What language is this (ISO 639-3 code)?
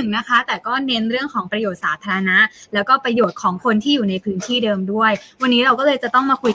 tha